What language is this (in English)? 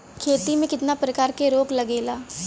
Bhojpuri